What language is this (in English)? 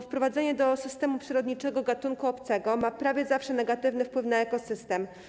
Polish